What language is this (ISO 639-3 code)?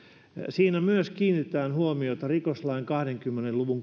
fin